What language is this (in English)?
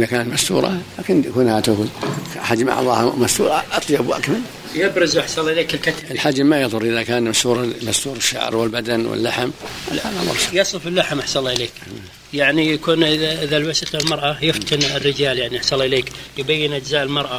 Arabic